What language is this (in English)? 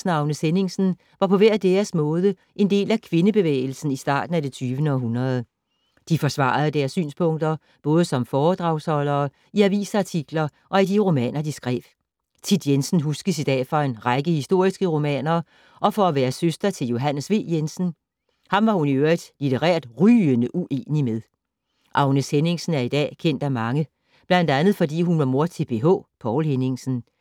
Danish